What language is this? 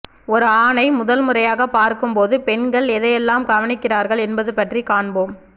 Tamil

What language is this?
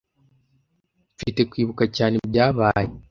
Kinyarwanda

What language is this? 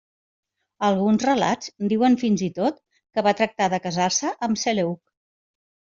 Catalan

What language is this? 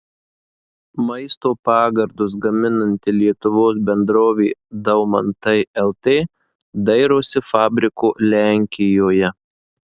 Lithuanian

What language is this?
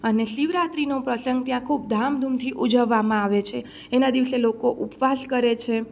Gujarati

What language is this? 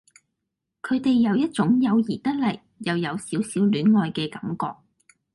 Cantonese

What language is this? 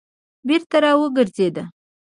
Pashto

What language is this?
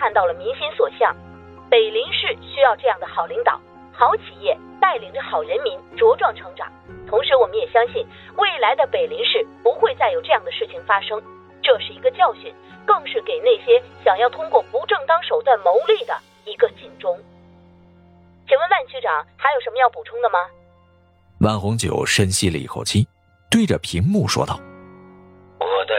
Chinese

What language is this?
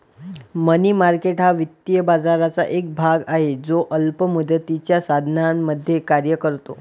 Marathi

